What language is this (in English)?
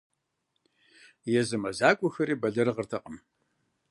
Kabardian